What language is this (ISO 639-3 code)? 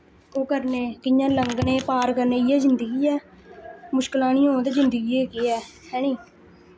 doi